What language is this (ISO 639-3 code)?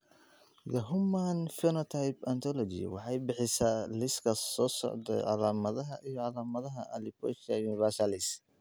som